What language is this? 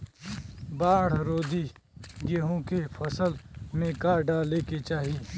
Bhojpuri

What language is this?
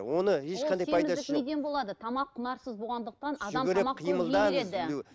Kazakh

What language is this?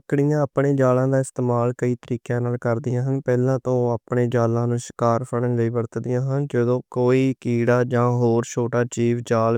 Western Panjabi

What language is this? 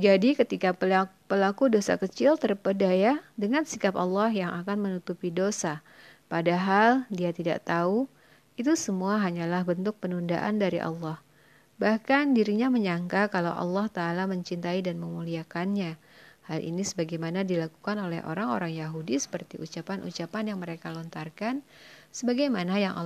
Indonesian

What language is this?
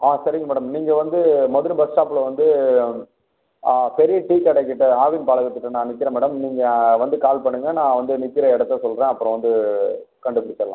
Tamil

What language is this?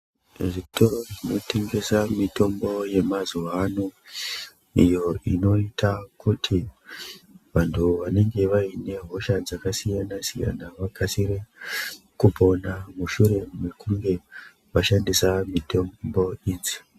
Ndau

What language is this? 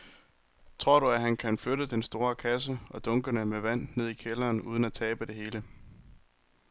Danish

